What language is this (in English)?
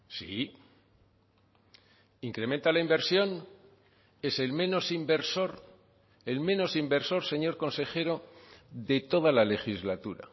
Spanish